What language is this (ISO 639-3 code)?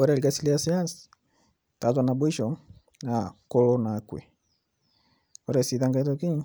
mas